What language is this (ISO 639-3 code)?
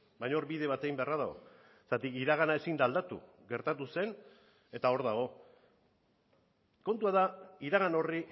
eus